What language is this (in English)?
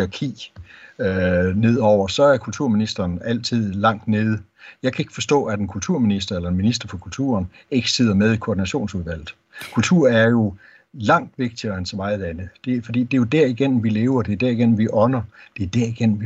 Danish